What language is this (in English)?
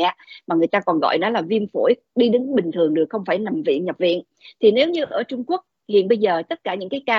Vietnamese